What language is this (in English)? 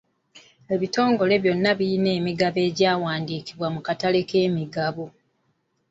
Ganda